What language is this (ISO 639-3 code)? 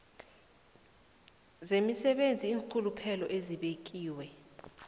nbl